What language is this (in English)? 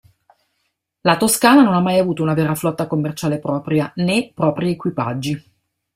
Italian